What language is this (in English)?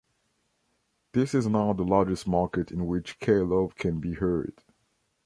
English